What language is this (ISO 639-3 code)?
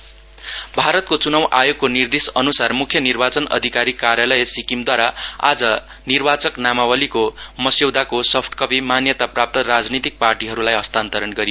nep